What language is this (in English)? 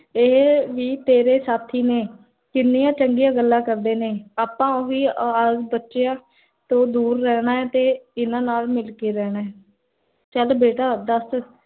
Punjabi